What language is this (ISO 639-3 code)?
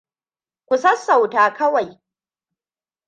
hau